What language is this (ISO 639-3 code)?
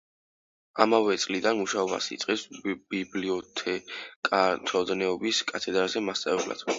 kat